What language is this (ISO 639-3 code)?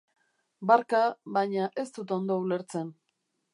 eus